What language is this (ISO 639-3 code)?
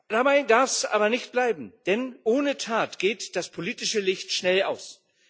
deu